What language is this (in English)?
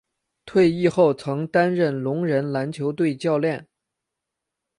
Chinese